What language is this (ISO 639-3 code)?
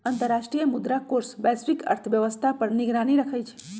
mag